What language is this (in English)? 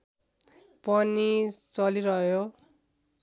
Nepali